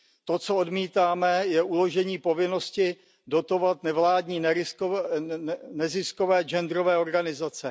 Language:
Czech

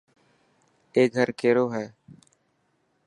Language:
Dhatki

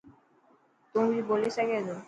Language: Dhatki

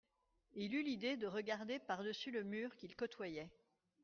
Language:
French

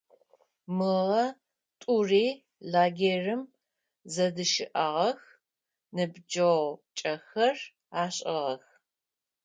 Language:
Adyghe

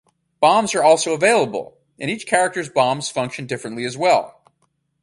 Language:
English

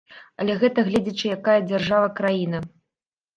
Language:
Belarusian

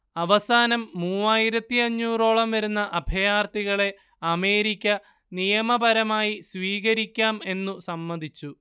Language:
Malayalam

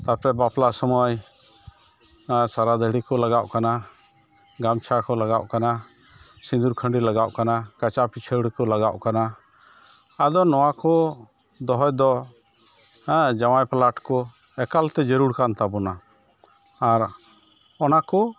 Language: Santali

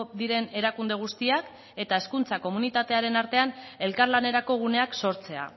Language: Basque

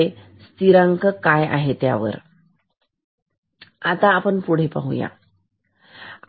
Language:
Marathi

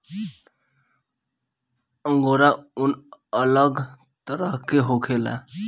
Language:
Bhojpuri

